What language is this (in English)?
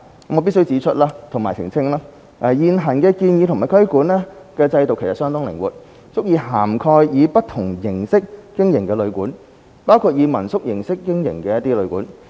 Cantonese